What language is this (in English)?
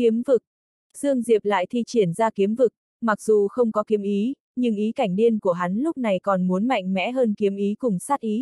Vietnamese